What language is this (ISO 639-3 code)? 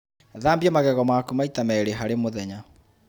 kik